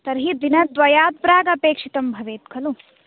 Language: Sanskrit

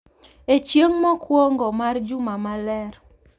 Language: Luo (Kenya and Tanzania)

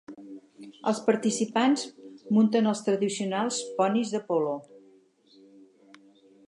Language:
Catalan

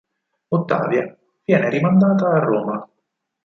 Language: Italian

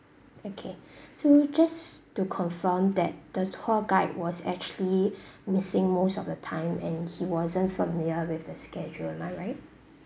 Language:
English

